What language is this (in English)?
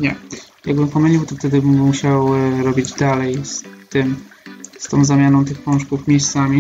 Polish